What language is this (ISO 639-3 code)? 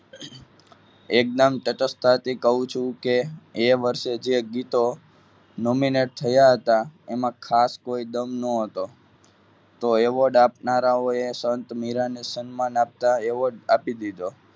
guj